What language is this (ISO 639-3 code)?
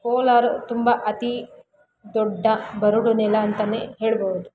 kan